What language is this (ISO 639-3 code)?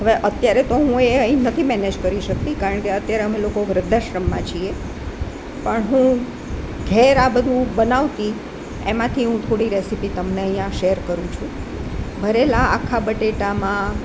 guj